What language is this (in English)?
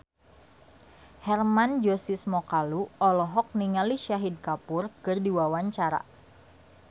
Sundanese